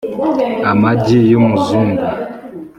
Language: Kinyarwanda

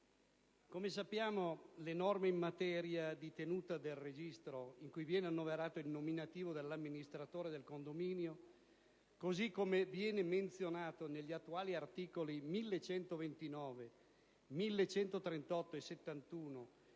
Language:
Italian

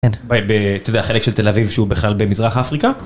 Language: Hebrew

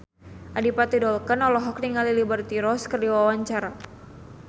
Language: Sundanese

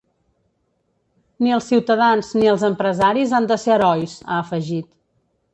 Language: Catalan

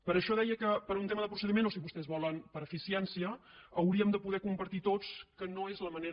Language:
Catalan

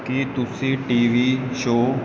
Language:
Punjabi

